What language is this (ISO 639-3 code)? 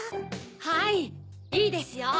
jpn